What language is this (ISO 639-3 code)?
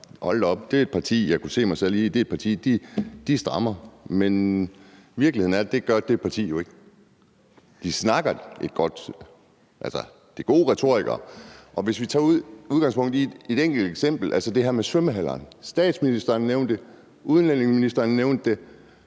dan